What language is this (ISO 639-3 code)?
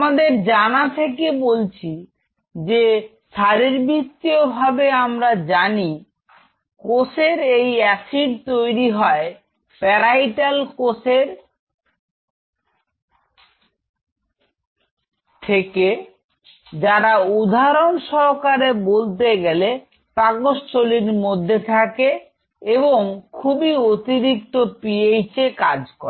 ben